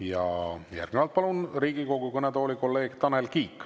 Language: Estonian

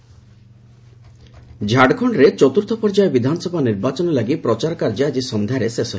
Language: Odia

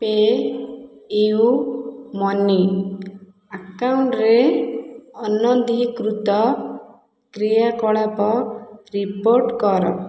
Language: Odia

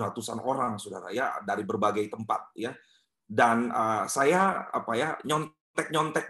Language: Indonesian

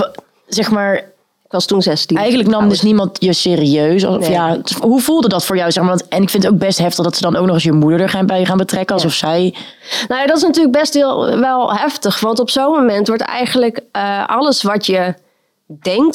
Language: Dutch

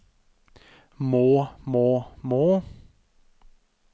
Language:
Norwegian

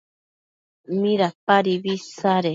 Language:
Matsés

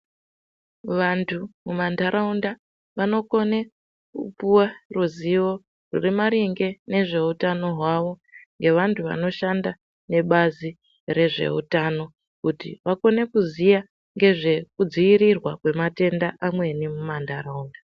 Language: Ndau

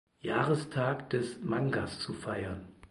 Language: German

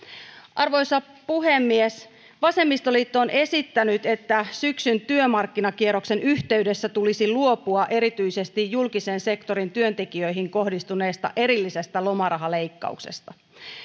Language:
Finnish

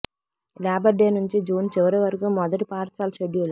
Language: Telugu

